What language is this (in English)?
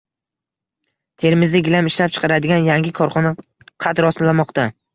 Uzbek